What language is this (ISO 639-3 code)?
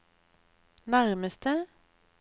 nor